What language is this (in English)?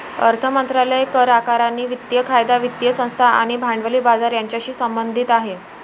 Marathi